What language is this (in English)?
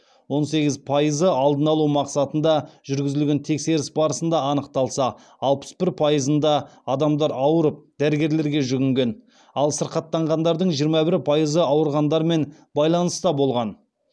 Kazakh